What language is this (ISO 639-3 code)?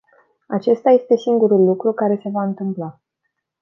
ron